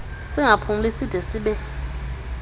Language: Xhosa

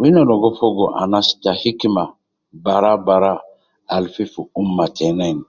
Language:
Nubi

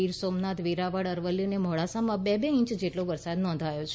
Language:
Gujarati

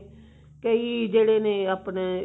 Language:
Punjabi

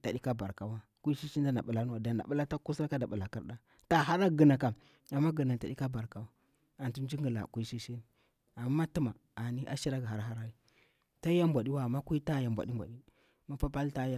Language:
Bura-Pabir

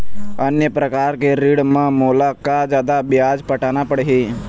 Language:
Chhattisgarhi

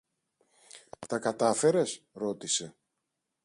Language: Greek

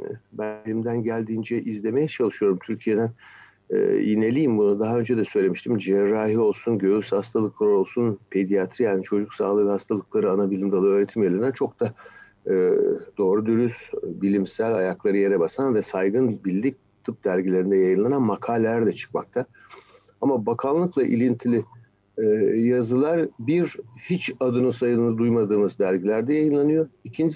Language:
Turkish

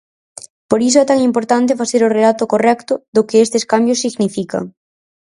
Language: Galician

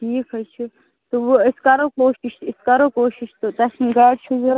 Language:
Kashmiri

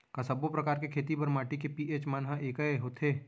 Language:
Chhattisgarhi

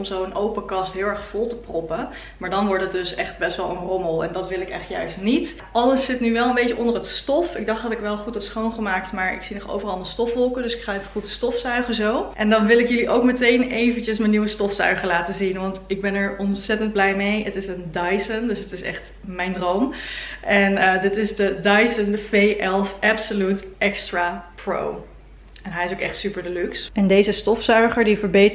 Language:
Dutch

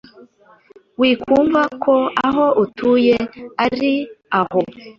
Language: Kinyarwanda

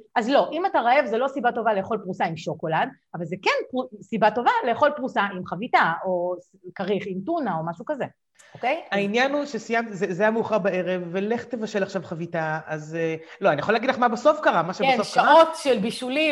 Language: Hebrew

